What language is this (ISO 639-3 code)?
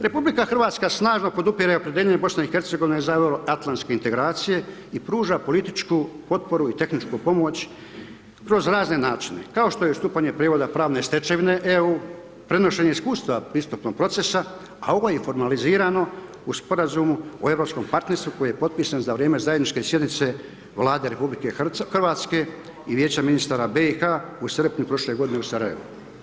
hrv